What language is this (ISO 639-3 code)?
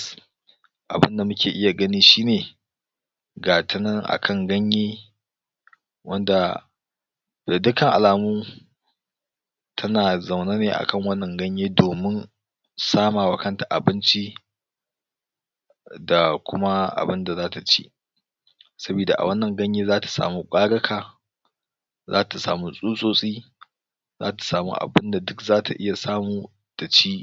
hau